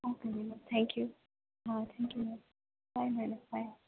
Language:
Gujarati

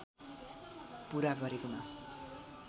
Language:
Nepali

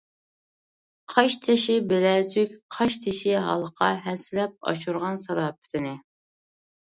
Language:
Uyghur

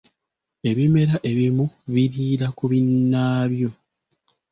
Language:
Ganda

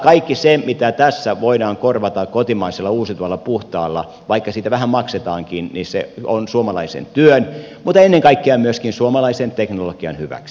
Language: Finnish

